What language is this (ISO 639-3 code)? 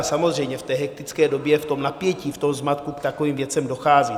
ces